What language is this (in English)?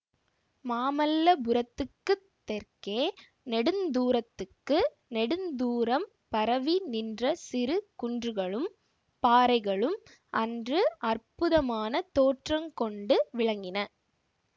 Tamil